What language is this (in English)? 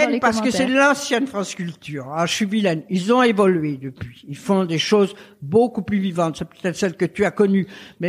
French